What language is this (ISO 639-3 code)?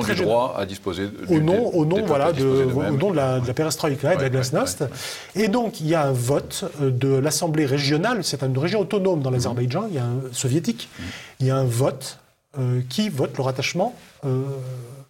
fra